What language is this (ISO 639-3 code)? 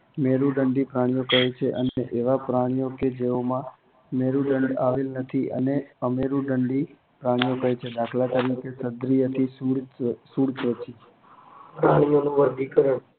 guj